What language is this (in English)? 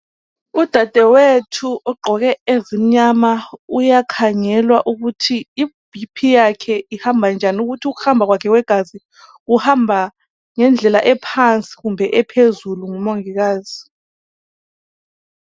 North Ndebele